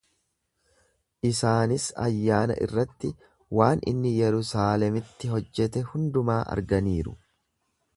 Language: Oromo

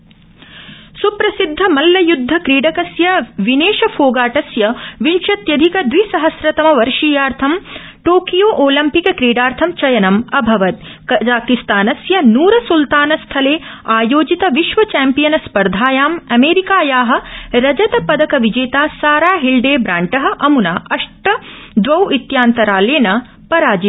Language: Sanskrit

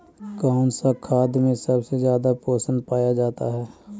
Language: Magahi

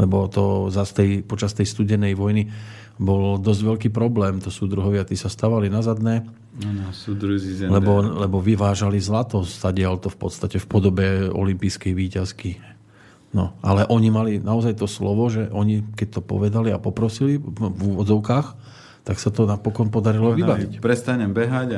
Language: Slovak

